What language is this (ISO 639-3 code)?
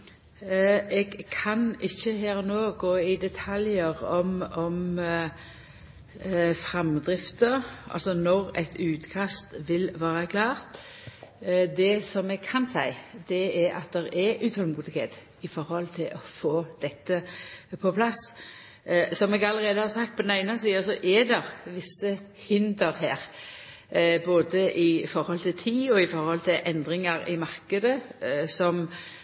nor